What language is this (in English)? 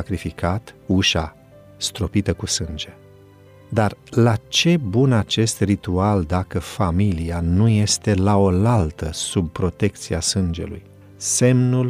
Romanian